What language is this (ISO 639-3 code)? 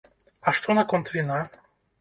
bel